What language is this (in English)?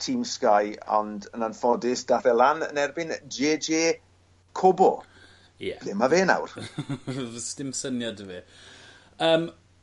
Welsh